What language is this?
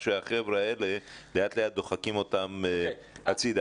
Hebrew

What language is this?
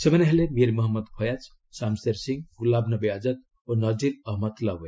Odia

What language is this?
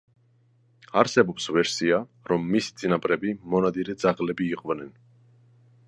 Georgian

